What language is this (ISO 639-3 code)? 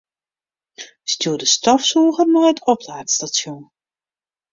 fry